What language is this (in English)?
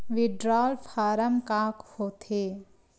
Chhattisgarhi